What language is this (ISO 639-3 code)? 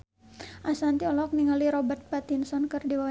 sun